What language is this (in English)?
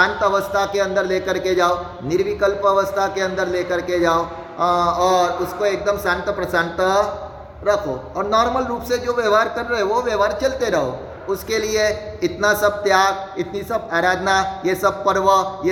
Hindi